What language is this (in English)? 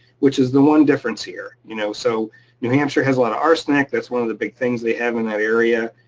English